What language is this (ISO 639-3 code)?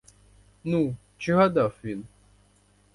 ukr